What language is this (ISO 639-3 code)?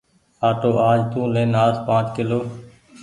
gig